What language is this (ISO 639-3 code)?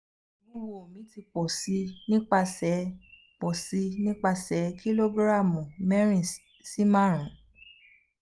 yor